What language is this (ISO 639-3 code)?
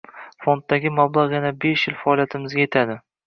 uzb